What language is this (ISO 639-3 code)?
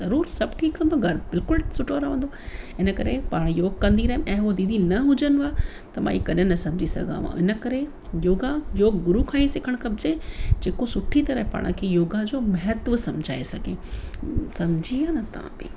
snd